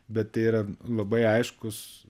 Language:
Lithuanian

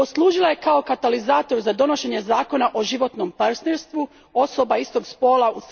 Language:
Croatian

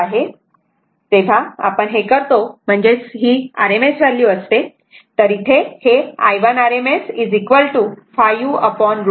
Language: Marathi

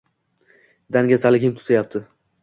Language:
Uzbek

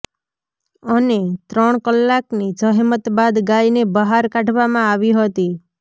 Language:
Gujarati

